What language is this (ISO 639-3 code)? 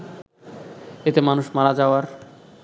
ben